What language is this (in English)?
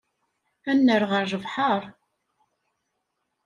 Kabyle